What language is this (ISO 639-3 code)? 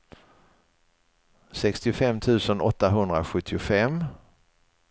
swe